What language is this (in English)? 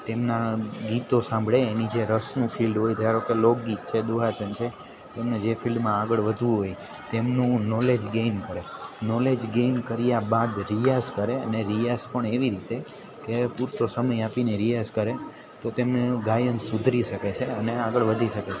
Gujarati